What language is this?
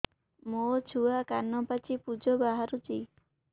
Odia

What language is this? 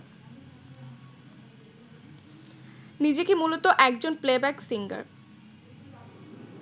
Bangla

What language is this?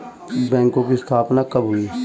Hindi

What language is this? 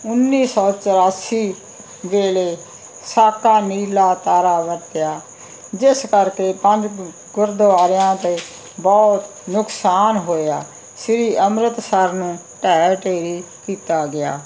Punjabi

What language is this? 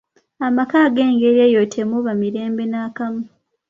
Ganda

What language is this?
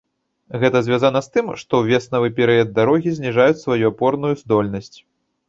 Belarusian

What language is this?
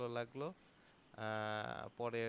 Bangla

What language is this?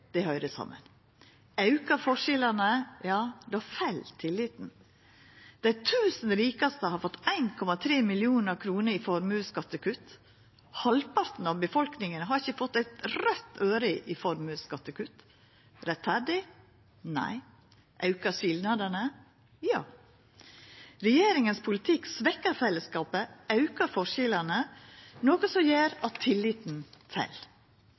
Norwegian Nynorsk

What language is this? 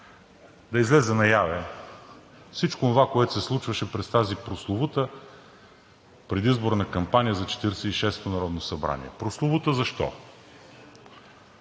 Bulgarian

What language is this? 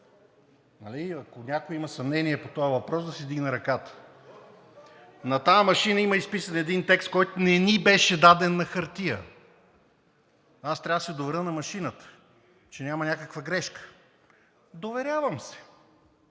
Bulgarian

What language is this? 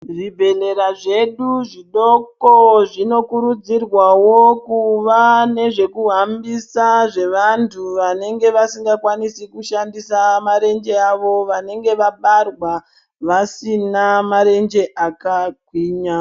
Ndau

